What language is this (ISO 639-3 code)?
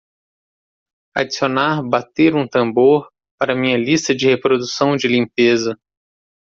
por